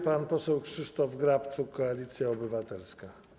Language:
Polish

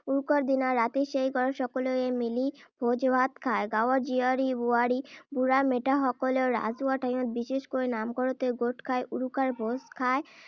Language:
Assamese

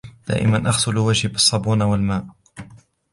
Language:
Arabic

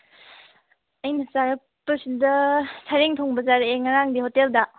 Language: Manipuri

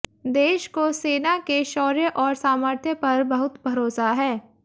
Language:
Hindi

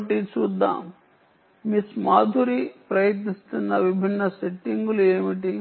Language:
Telugu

